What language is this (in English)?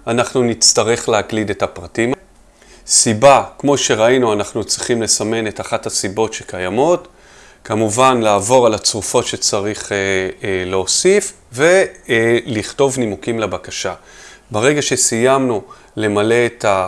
Hebrew